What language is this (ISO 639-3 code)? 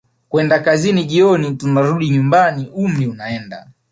swa